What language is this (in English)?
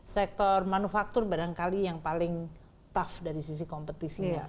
Indonesian